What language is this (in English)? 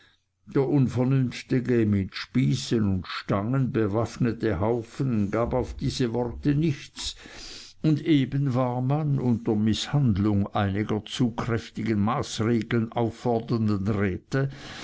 German